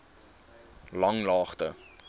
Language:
Afrikaans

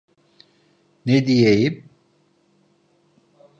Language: Turkish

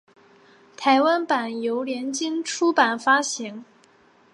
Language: Chinese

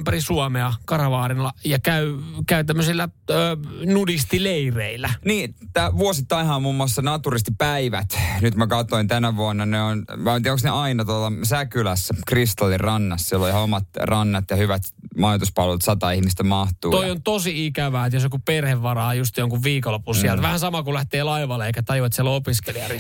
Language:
Finnish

